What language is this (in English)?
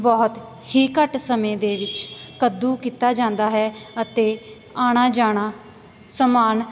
Punjabi